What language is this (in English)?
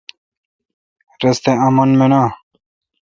Kalkoti